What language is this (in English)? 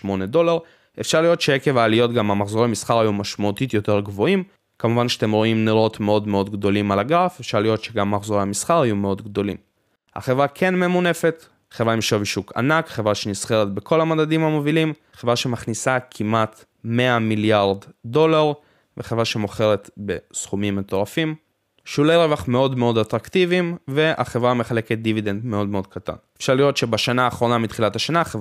Hebrew